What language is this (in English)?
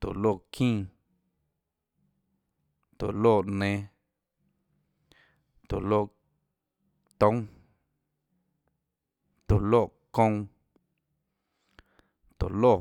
Tlacoatzintepec Chinantec